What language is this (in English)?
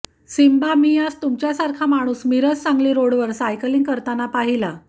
Marathi